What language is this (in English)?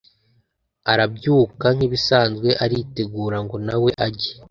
Kinyarwanda